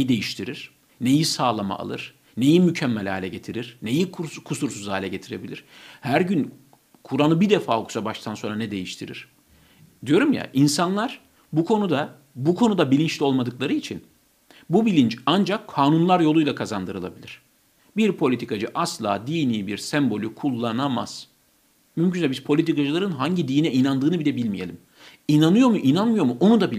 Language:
Turkish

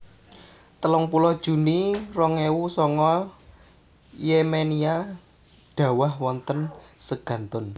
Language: Javanese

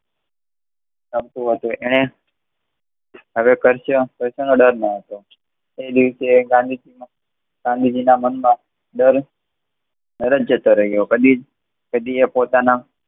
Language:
Gujarati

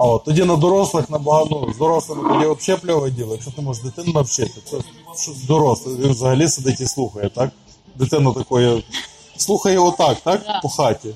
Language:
Ukrainian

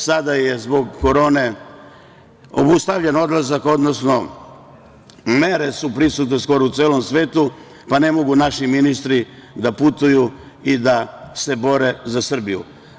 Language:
Serbian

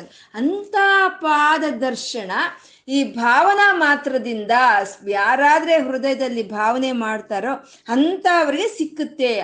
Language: Kannada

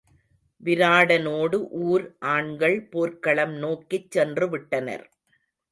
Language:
Tamil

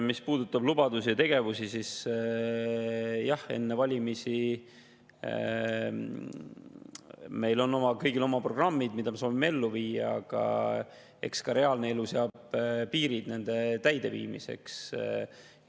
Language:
Estonian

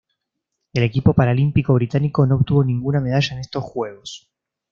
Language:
Spanish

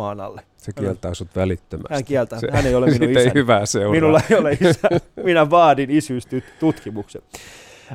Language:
Finnish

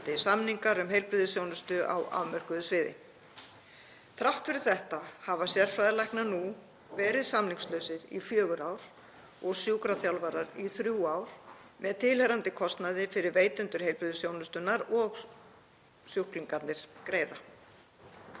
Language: Icelandic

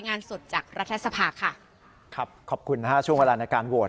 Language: Thai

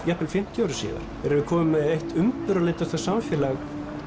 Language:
Icelandic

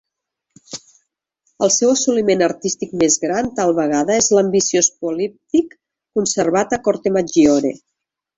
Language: Catalan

